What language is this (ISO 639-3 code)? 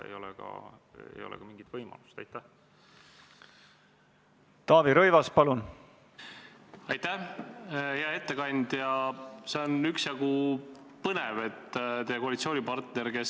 est